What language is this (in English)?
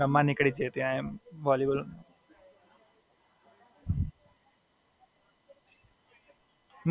Gujarati